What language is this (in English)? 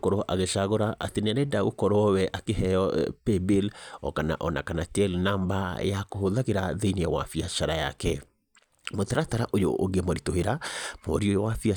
Kikuyu